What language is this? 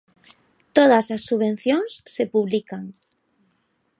Galician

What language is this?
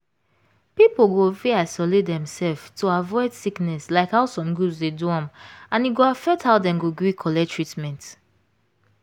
Nigerian Pidgin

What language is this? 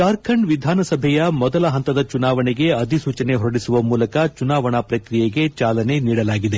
Kannada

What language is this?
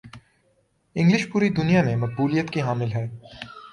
Urdu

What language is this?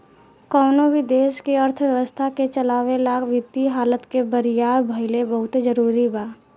Bhojpuri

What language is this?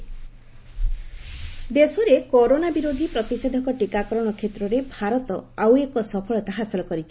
Odia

